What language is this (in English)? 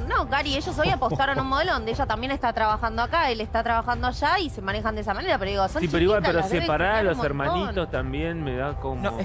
Spanish